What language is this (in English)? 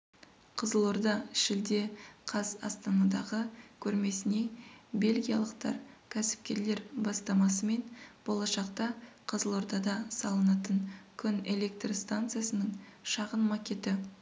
Kazakh